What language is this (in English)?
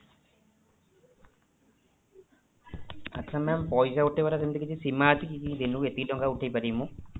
Odia